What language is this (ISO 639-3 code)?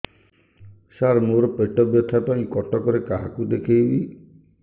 ori